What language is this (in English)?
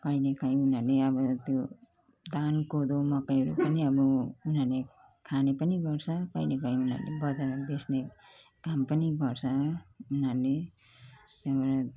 Nepali